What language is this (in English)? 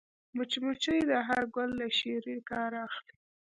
Pashto